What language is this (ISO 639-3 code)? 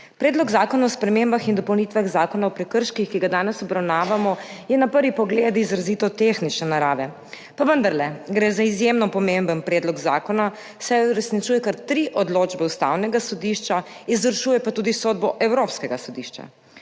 slv